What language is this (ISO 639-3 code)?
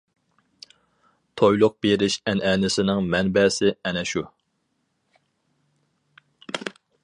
uig